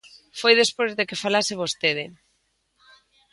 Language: Galician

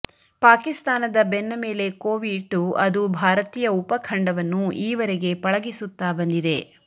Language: Kannada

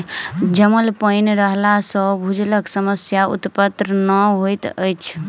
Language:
Maithili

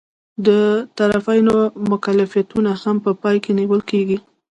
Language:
Pashto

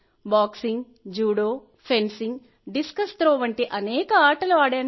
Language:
Telugu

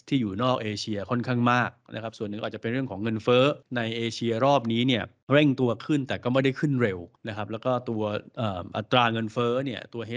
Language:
Thai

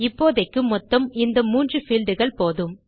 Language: Tamil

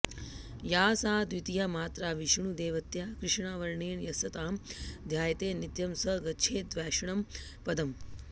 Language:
Sanskrit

